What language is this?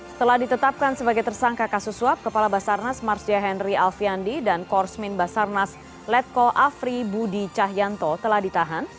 Indonesian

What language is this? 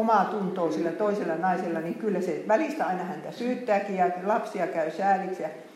Finnish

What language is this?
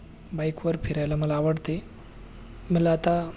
Marathi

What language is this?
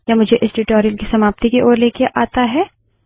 Hindi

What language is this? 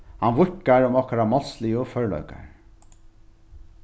Faroese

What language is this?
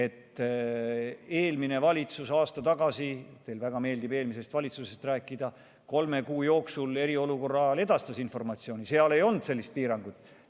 Estonian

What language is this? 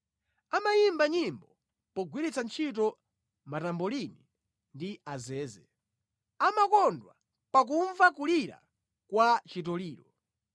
Nyanja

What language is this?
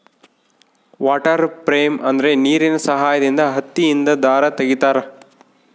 Kannada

